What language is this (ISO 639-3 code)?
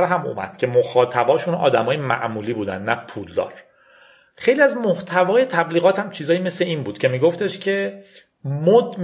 fas